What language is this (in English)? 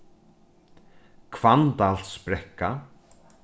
Faroese